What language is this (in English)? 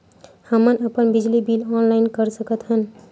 Chhattisgarhi